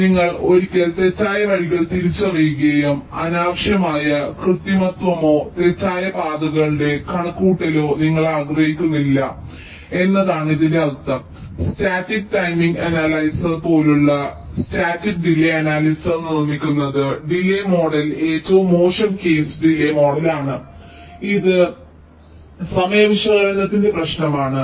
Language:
Malayalam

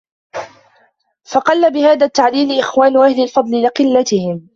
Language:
Arabic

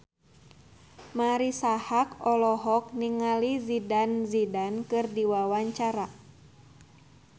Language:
Sundanese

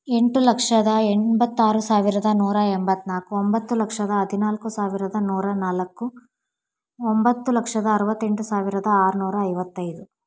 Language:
Kannada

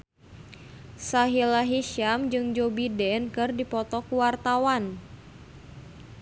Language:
Sundanese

